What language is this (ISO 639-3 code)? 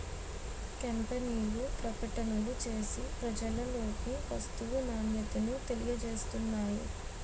tel